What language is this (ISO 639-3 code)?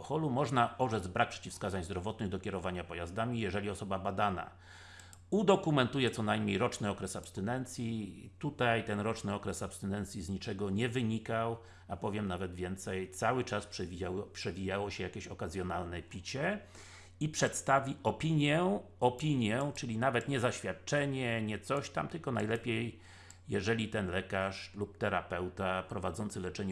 pol